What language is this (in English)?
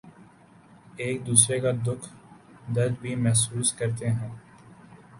Urdu